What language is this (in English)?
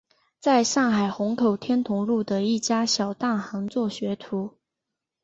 Chinese